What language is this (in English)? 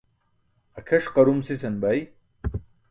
Burushaski